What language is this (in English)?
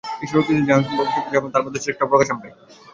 Bangla